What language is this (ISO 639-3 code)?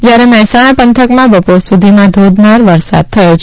guj